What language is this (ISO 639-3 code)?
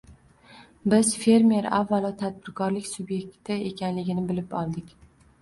uzb